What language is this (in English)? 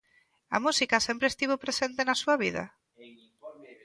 Galician